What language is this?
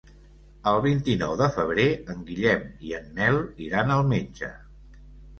Catalan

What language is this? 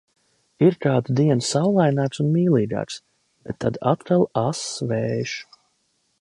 Latvian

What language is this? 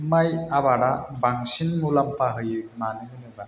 Bodo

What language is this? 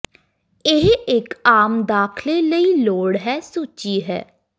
Punjabi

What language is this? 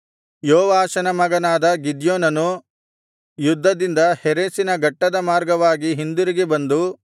Kannada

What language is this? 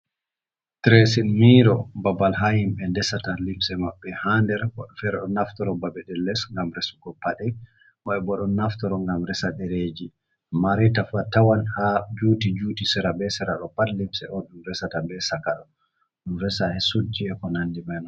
Fula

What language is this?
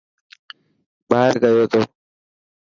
Dhatki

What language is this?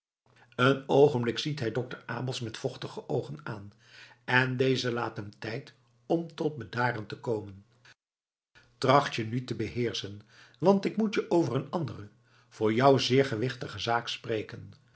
Dutch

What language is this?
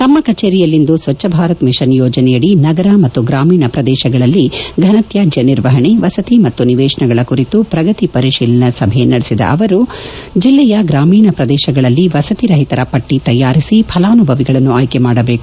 Kannada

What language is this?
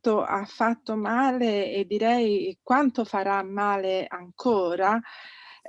Italian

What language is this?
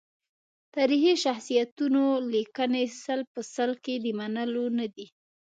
Pashto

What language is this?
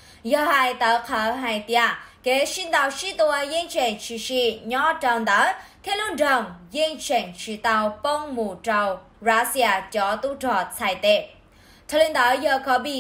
Vietnamese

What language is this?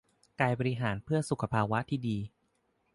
Thai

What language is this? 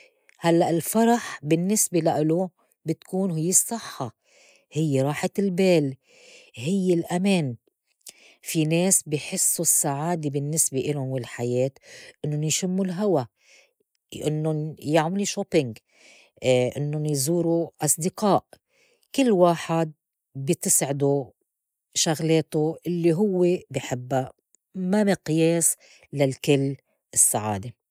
North Levantine Arabic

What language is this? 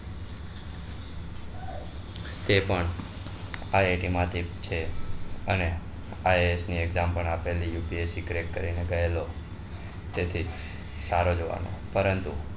Gujarati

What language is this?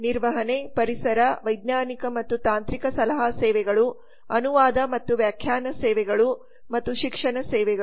Kannada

